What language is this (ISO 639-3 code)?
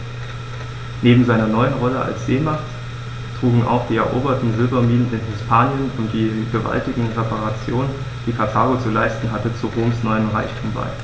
deu